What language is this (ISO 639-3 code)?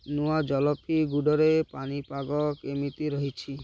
ori